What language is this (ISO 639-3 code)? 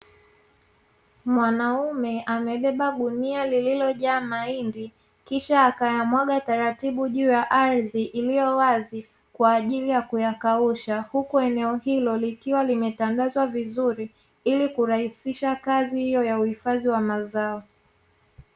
swa